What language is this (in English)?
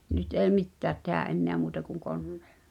Finnish